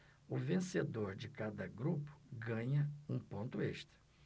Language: Portuguese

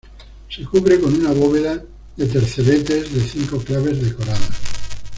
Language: Spanish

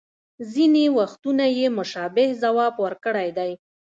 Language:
Pashto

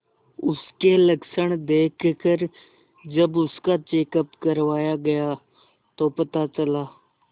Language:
Hindi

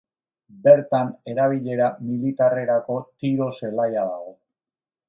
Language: Basque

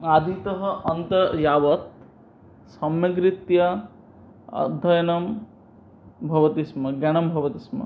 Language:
Sanskrit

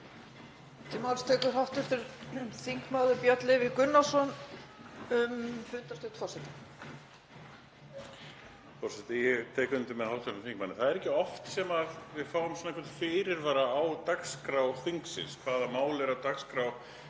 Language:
Icelandic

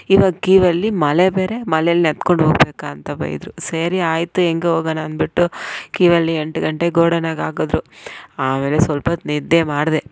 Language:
Kannada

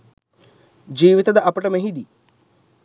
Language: Sinhala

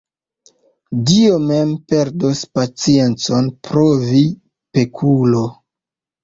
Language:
Esperanto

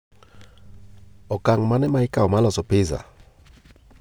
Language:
Luo (Kenya and Tanzania)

